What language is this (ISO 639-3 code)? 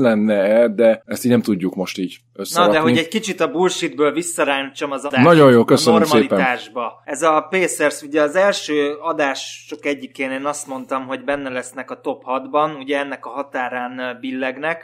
hun